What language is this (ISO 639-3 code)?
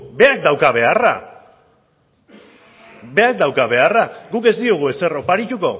eus